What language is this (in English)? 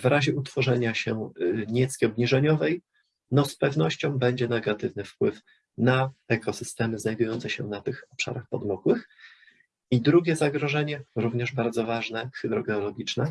Polish